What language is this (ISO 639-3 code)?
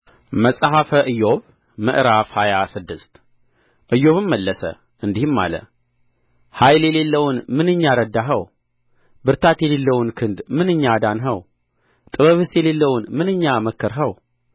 amh